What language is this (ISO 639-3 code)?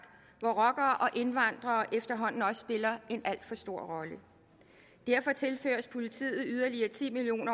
dan